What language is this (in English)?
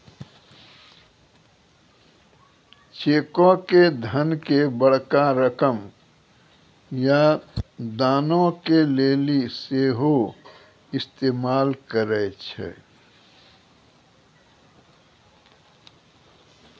Maithili